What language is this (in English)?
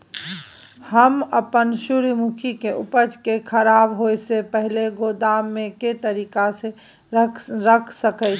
Maithili